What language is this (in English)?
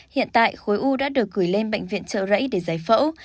Vietnamese